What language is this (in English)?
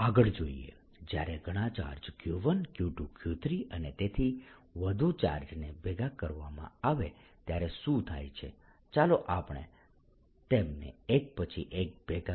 Gujarati